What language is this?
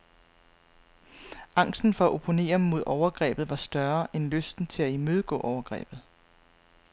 Danish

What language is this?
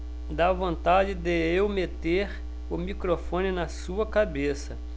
Portuguese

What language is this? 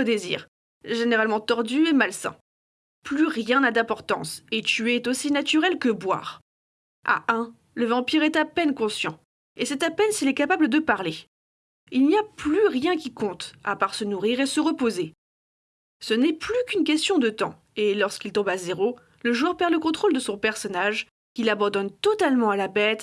French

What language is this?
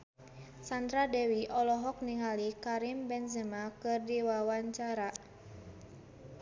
Sundanese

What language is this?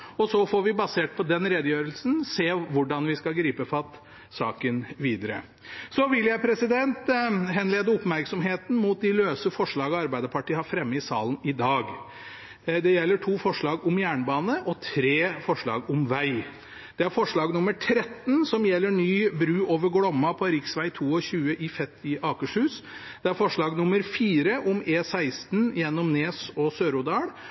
Norwegian Bokmål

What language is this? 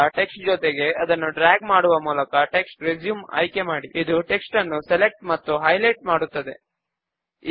Telugu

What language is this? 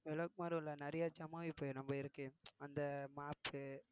Tamil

